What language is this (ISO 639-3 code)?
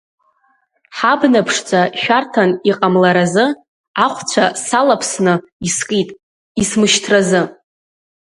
abk